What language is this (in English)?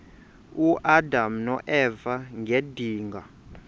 Xhosa